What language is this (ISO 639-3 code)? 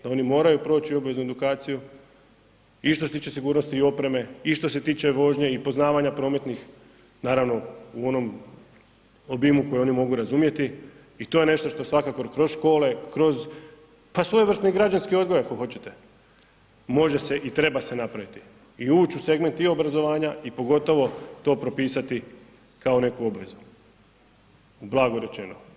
hrv